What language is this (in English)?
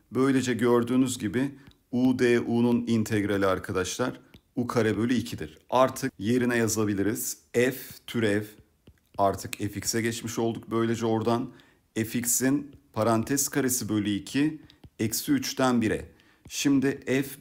Turkish